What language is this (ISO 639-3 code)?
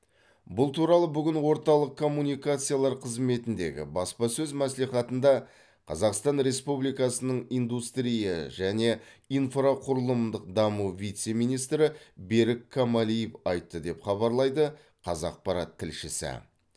kaz